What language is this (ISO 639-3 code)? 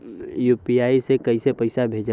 bho